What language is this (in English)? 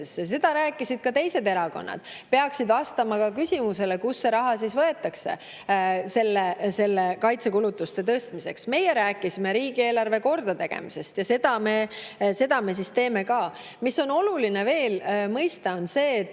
Estonian